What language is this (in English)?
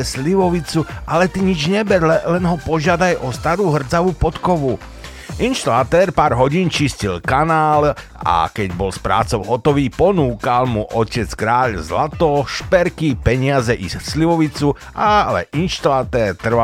Slovak